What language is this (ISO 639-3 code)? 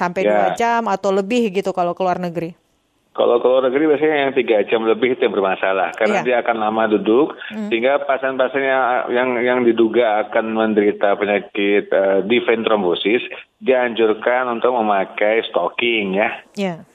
ind